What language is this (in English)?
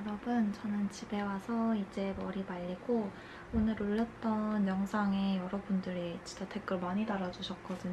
Korean